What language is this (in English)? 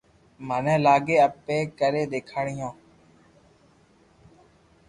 Loarki